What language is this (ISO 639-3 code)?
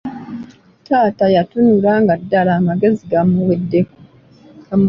lug